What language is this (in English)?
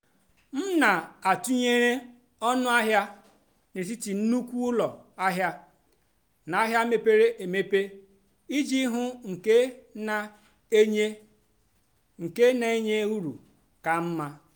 Igbo